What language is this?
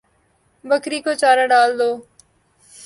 Urdu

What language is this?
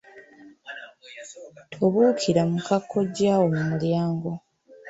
Ganda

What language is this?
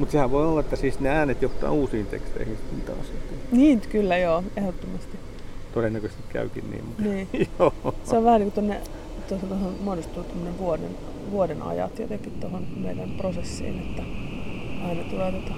Finnish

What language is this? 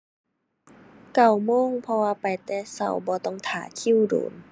Thai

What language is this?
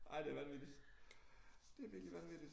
Danish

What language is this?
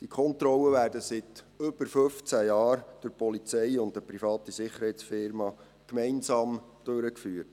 Swiss German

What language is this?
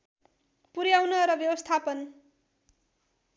Nepali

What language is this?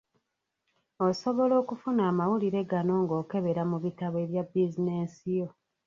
Ganda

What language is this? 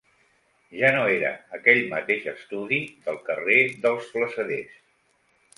Catalan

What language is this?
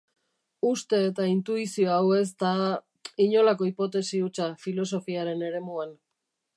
Basque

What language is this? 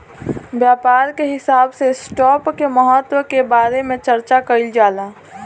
Bhojpuri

